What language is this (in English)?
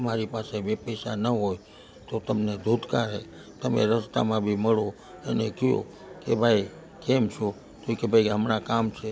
Gujarati